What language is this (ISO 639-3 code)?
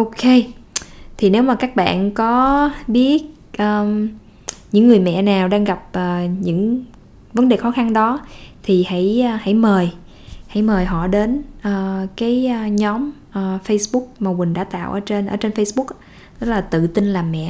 vie